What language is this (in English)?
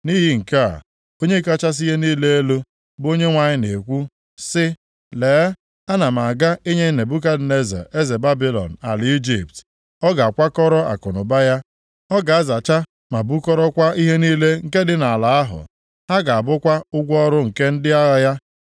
Igbo